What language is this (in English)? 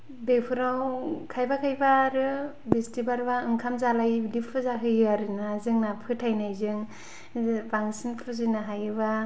Bodo